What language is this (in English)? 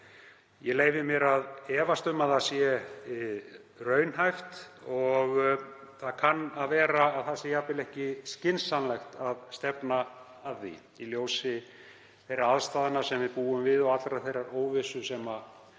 Icelandic